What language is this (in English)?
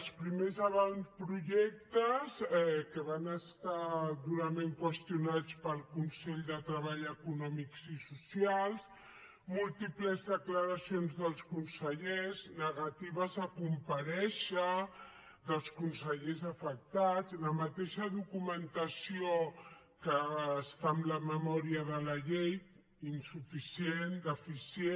Catalan